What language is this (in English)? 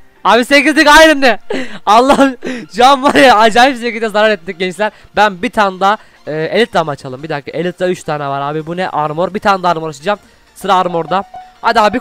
Turkish